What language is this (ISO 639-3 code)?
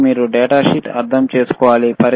tel